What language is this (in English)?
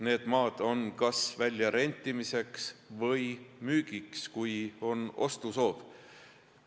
Estonian